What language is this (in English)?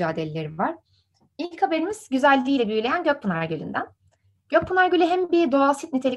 Turkish